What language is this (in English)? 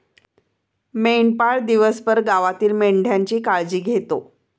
Marathi